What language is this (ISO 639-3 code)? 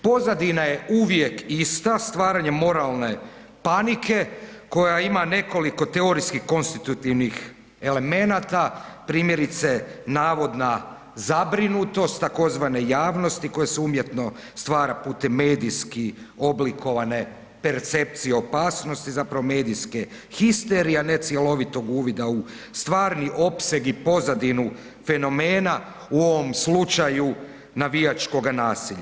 hrv